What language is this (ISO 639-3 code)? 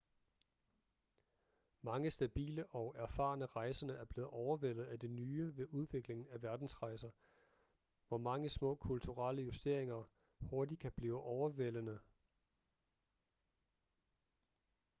dan